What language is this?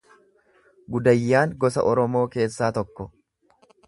Oromo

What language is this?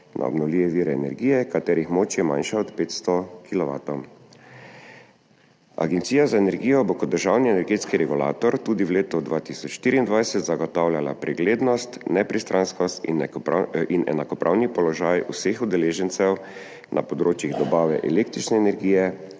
Slovenian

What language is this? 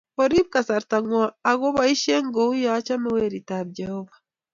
Kalenjin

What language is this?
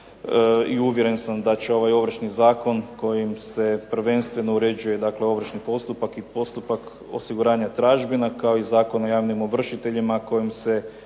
Croatian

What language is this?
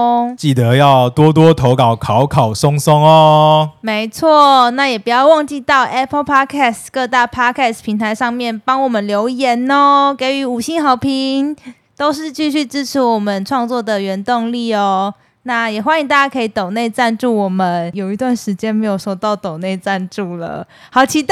Chinese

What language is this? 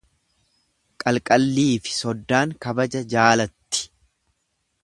Oromo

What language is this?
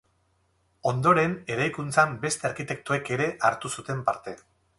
Basque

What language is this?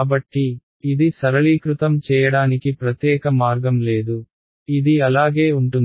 Telugu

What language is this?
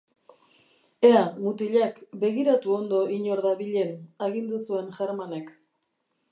Basque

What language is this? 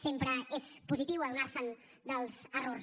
Catalan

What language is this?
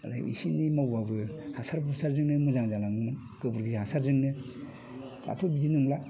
Bodo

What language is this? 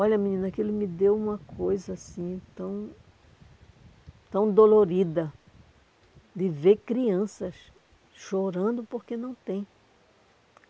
Portuguese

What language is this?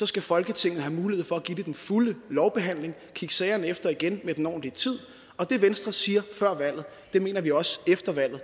Danish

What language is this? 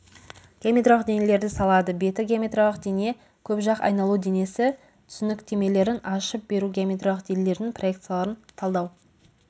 Kazakh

